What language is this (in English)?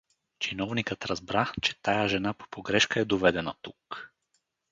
Bulgarian